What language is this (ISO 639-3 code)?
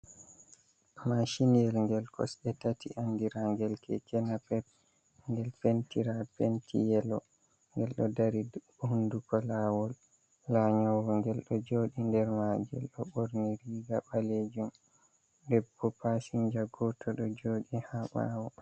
ful